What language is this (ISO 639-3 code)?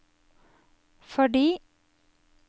nor